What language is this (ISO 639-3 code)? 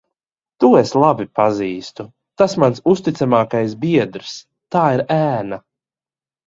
lav